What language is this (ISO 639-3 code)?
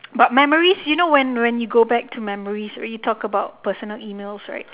eng